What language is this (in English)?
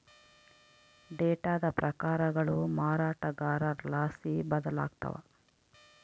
Kannada